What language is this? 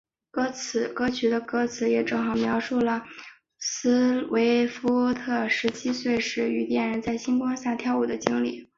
Chinese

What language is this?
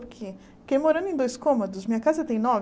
Portuguese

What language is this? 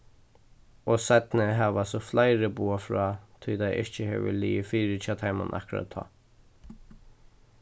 Faroese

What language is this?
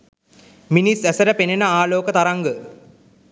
Sinhala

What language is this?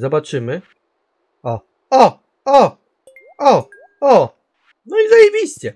Polish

